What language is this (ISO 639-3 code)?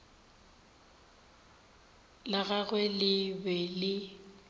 nso